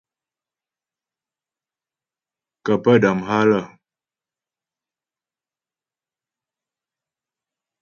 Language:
Ghomala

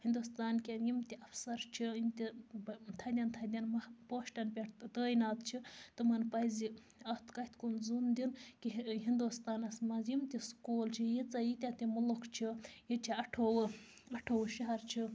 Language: Kashmiri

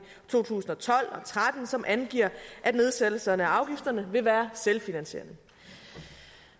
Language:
Danish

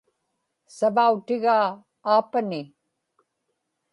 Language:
Inupiaq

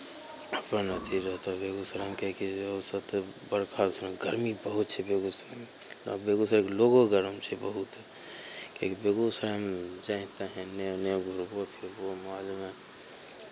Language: Maithili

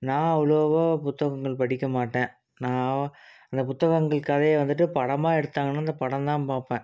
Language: Tamil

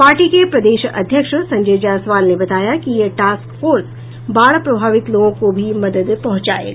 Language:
Hindi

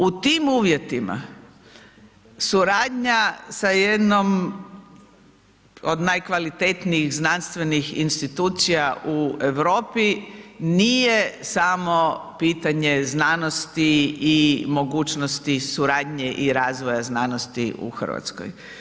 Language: Croatian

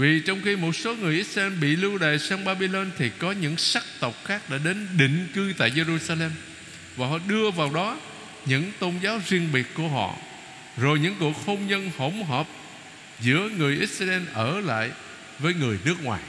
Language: Vietnamese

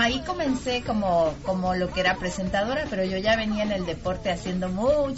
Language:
Spanish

